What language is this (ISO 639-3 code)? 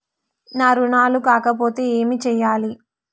tel